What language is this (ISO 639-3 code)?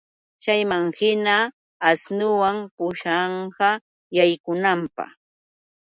qux